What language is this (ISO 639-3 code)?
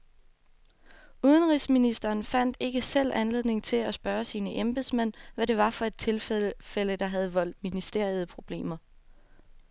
dan